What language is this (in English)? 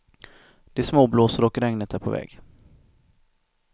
Swedish